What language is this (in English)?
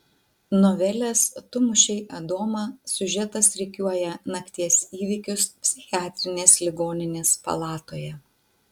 Lithuanian